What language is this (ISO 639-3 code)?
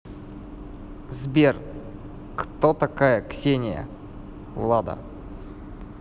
rus